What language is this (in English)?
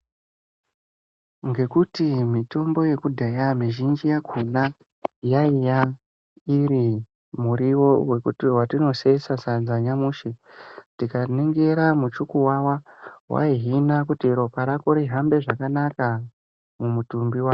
Ndau